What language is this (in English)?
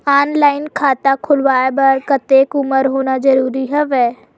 Chhattisgarhi